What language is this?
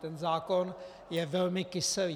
Czech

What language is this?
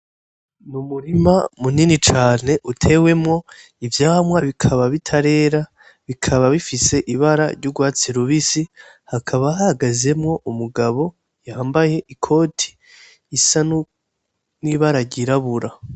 Rundi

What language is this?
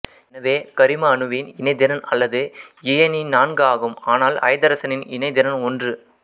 Tamil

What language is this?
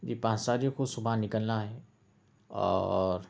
Urdu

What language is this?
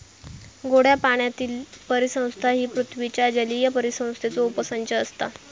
Marathi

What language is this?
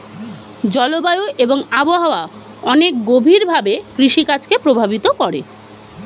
Bangla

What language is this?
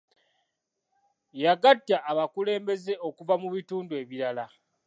Ganda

